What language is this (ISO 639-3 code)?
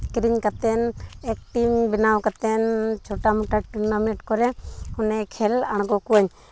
sat